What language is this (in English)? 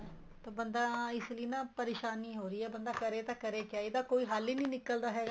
Punjabi